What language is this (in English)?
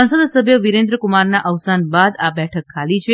Gujarati